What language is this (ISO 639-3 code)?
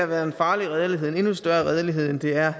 dan